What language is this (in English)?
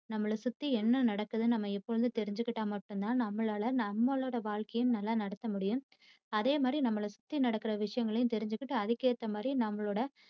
Tamil